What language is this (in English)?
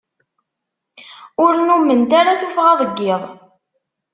Kabyle